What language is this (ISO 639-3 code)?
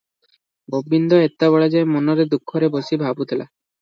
ori